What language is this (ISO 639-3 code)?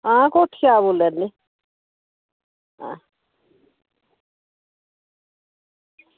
doi